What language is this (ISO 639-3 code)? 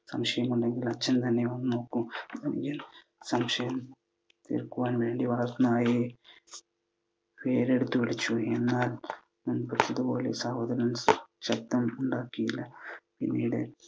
mal